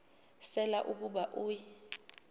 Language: Xhosa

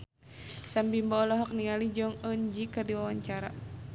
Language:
Sundanese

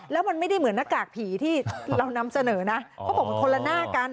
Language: Thai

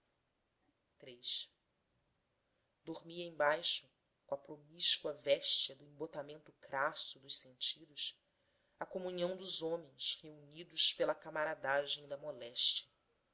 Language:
Portuguese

